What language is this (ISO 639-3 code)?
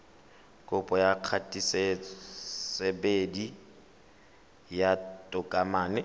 tsn